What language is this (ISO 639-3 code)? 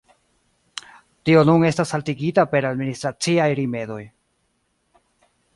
epo